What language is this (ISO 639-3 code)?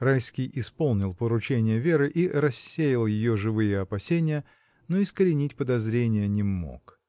rus